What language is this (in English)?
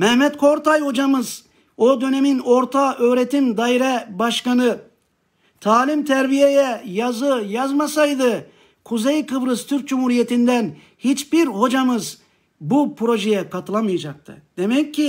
Turkish